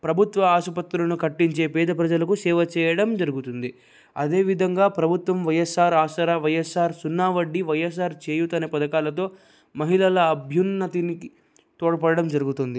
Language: Telugu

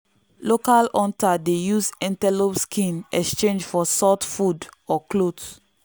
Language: Nigerian Pidgin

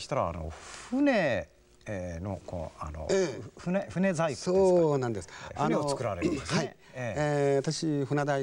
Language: Japanese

